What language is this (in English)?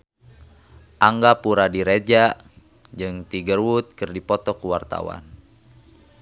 Sundanese